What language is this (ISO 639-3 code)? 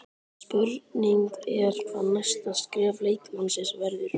isl